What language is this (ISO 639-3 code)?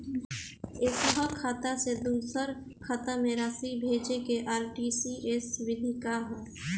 bho